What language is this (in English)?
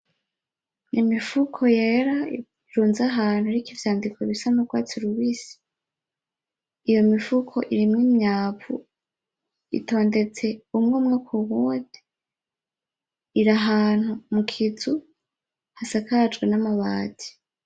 Rundi